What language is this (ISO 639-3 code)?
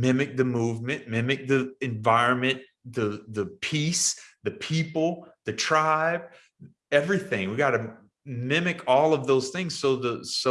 eng